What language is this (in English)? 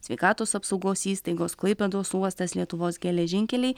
Lithuanian